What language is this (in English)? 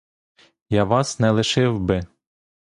Ukrainian